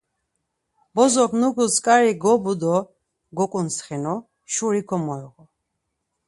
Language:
Laz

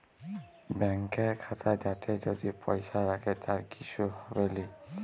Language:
Bangla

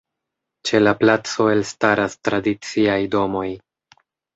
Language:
Esperanto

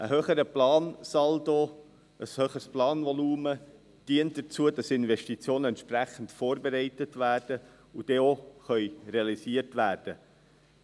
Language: Swiss German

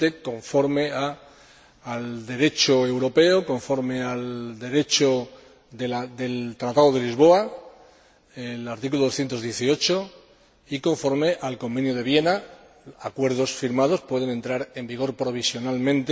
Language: Spanish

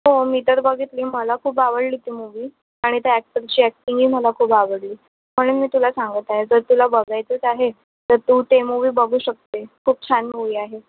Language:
Marathi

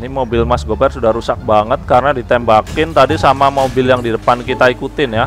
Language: Indonesian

